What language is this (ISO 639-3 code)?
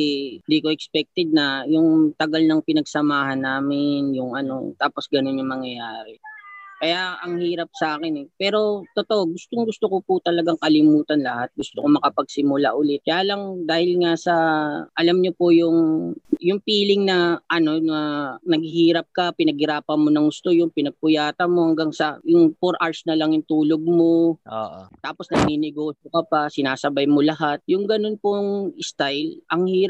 fil